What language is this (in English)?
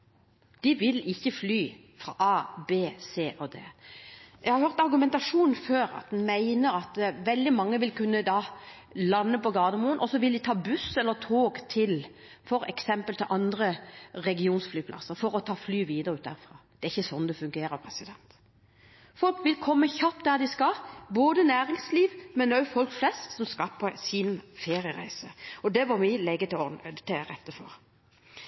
Norwegian Bokmål